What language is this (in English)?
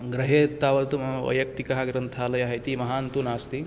Sanskrit